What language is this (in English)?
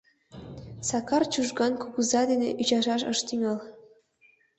Mari